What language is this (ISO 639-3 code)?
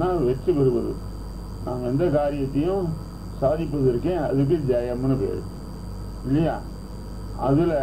ara